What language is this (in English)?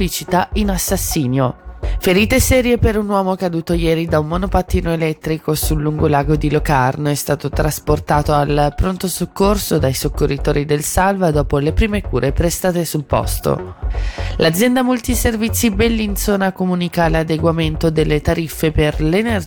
Italian